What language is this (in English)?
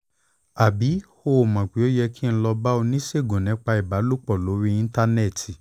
Yoruba